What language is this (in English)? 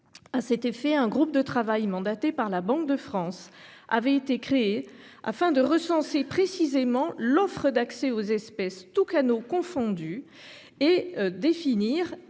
French